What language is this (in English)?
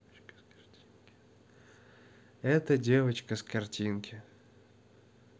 Russian